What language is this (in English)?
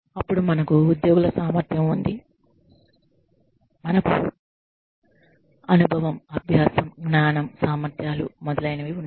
Telugu